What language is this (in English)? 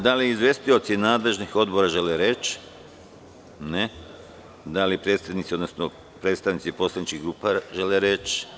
Serbian